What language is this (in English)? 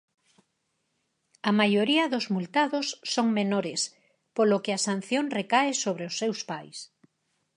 Galician